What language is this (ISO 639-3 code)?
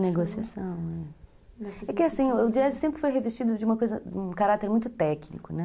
por